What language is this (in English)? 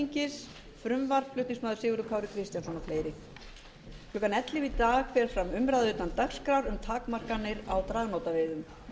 Icelandic